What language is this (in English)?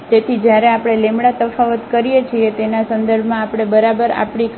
Gujarati